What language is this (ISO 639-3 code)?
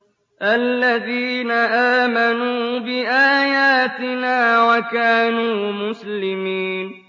ara